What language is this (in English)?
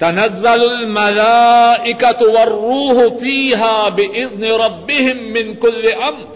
Urdu